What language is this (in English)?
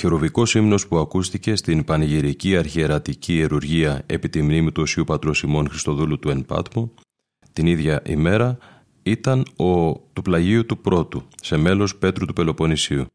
Greek